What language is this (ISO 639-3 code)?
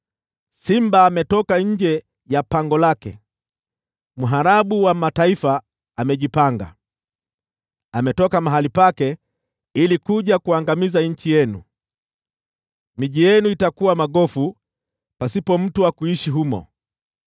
swa